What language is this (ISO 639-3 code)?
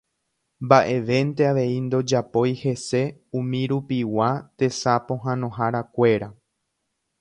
grn